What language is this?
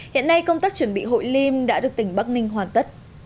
Vietnamese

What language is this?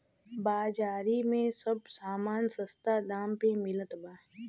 Bhojpuri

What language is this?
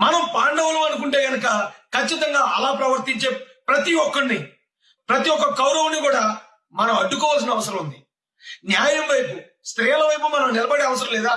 Turkish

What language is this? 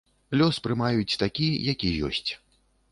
Belarusian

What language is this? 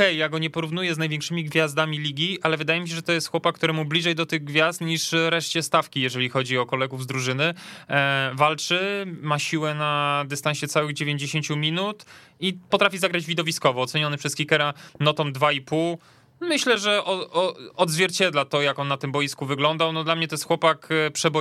Polish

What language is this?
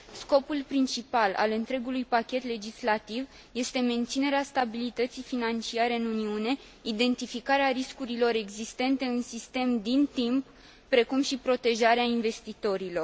Romanian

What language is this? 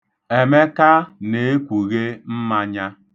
Igbo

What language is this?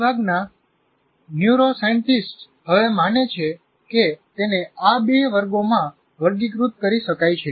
Gujarati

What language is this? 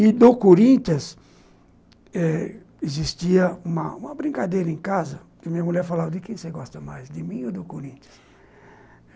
Portuguese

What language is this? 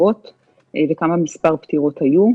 Hebrew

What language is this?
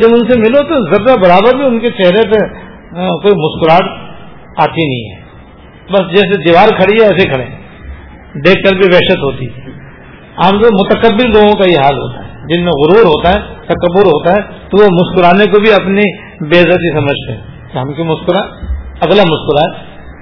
Urdu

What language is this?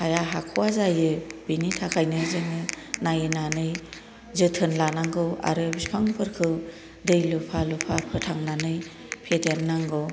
Bodo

